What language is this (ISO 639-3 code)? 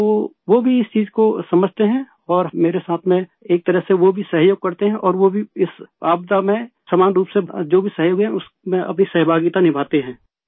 urd